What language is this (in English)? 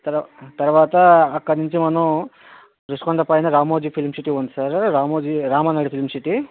Telugu